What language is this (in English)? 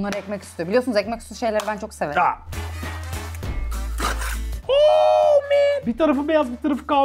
Turkish